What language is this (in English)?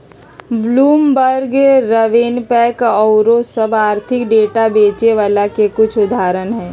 Magahi